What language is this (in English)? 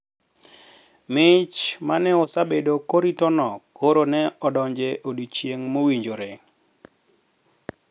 Luo (Kenya and Tanzania)